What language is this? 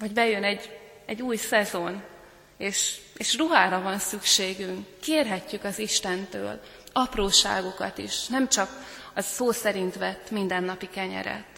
Hungarian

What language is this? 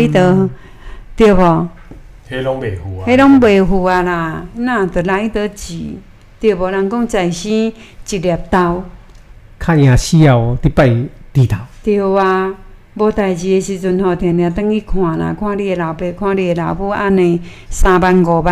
Chinese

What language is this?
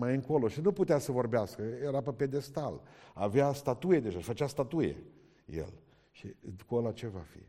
Romanian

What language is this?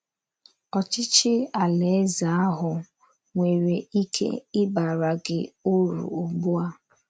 Igbo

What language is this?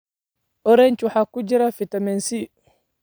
Somali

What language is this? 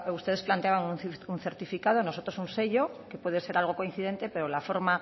Spanish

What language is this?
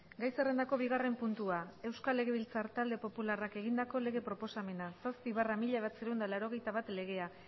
Basque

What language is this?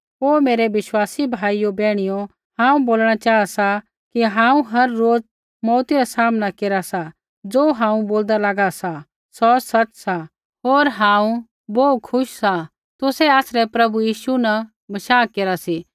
Kullu Pahari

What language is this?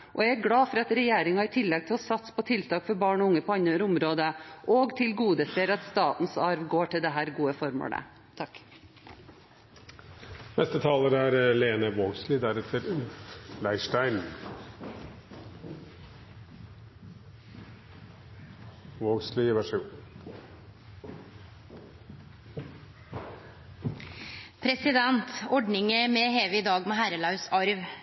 Norwegian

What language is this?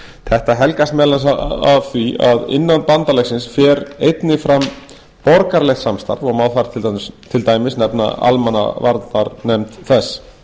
Icelandic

